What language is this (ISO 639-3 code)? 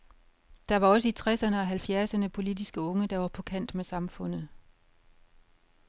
dan